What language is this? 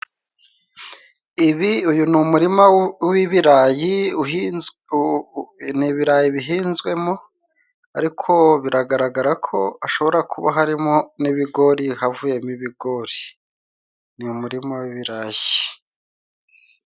Kinyarwanda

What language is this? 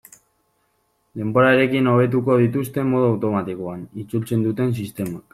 Basque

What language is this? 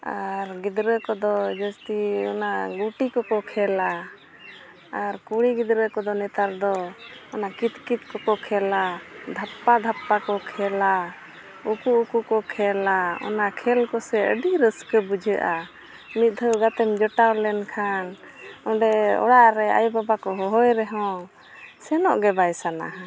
Santali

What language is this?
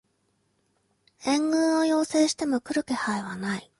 Japanese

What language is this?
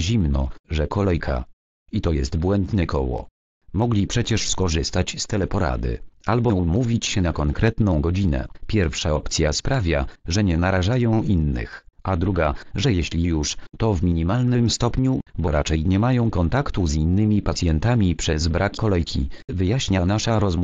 Polish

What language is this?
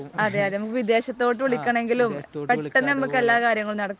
Malayalam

